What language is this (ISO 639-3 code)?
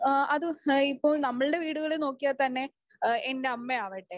mal